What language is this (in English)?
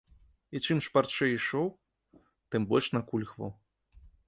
Belarusian